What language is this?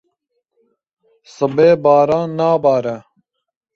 Kurdish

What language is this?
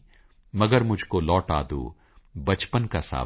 Punjabi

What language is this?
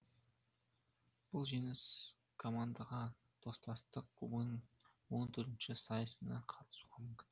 Kazakh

